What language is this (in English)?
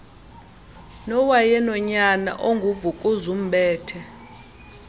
Xhosa